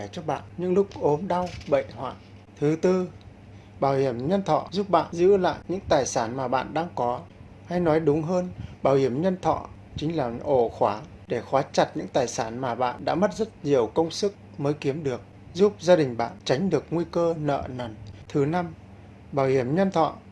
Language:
Vietnamese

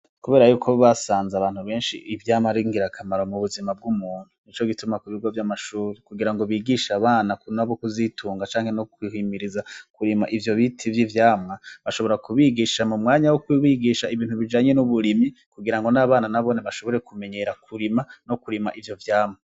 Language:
Rundi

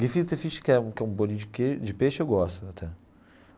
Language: Portuguese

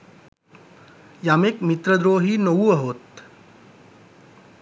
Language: Sinhala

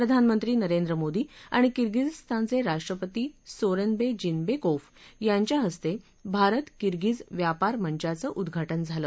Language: Marathi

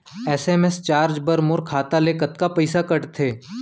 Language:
Chhattisgarhi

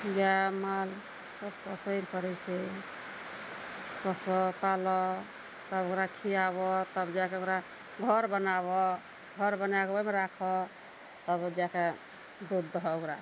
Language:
Maithili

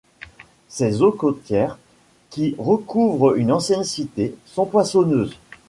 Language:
French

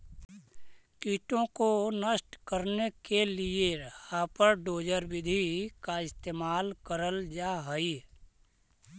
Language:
Magahi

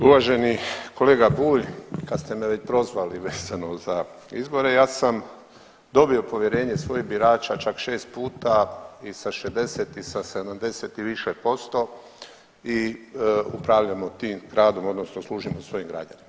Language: Croatian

